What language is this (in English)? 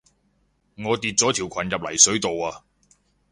Cantonese